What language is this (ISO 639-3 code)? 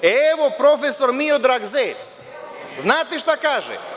srp